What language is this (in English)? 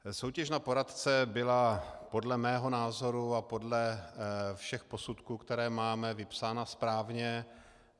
Czech